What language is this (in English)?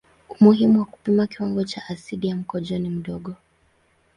Swahili